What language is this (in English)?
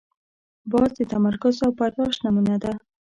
Pashto